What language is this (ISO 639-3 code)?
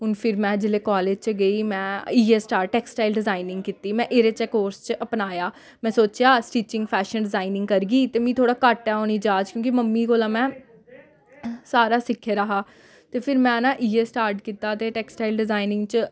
doi